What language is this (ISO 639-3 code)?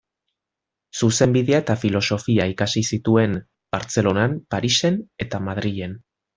eus